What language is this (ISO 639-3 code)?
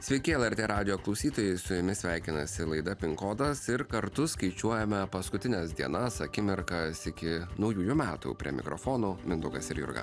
lit